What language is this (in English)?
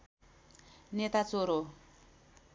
Nepali